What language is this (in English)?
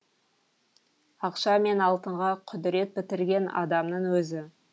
Kazakh